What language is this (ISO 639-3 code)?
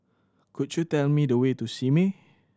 eng